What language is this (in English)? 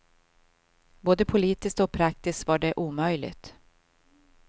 Swedish